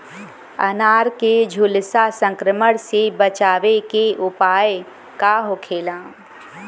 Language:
Bhojpuri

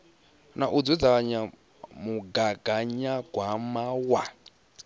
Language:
Venda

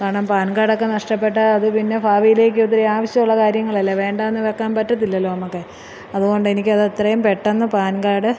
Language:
Malayalam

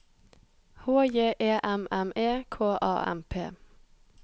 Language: Norwegian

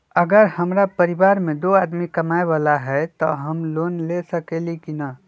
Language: Magahi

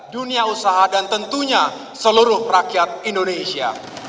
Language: Indonesian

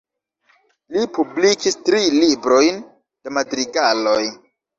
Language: Esperanto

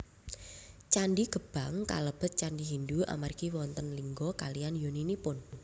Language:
Javanese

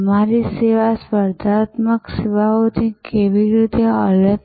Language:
Gujarati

